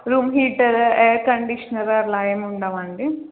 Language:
Telugu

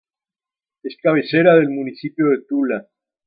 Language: Spanish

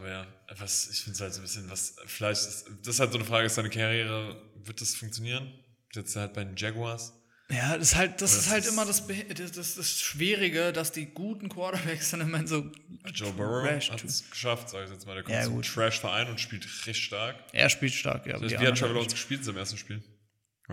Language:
German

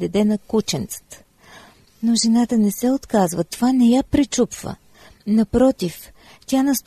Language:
Bulgarian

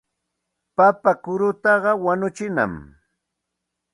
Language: Santa Ana de Tusi Pasco Quechua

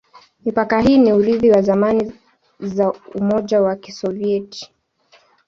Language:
Swahili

